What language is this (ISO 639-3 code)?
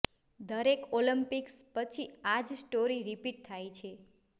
guj